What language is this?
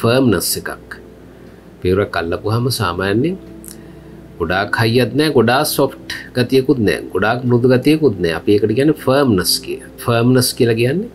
Indonesian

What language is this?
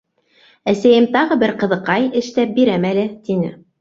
Bashkir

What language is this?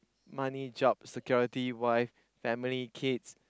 English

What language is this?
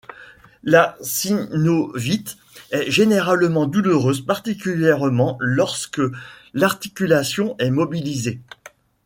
French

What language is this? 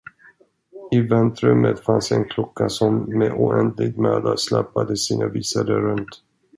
Swedish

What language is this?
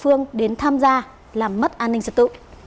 Vietnamese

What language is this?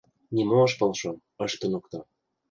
Mari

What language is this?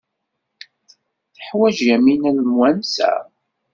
Kabyle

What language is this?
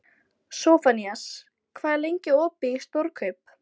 Icelandic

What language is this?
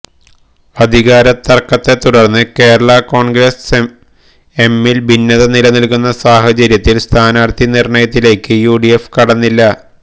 Malayalam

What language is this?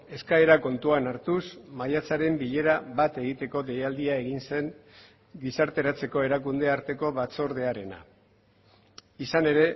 Basque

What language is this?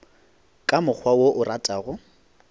Northern Sotho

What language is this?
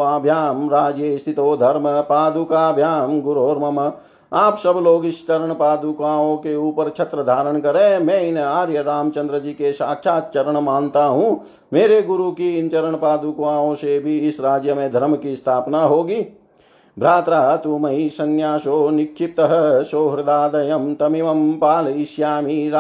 Hindi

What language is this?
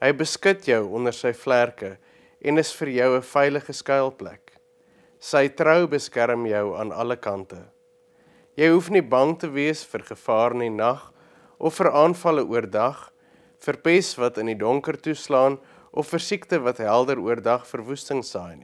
Dutch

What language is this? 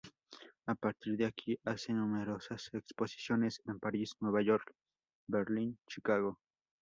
Spanish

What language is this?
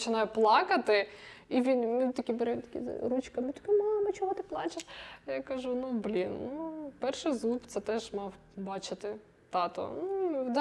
Ukrainian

